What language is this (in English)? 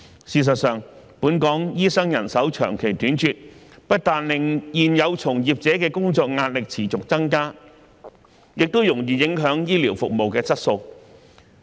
Cantonese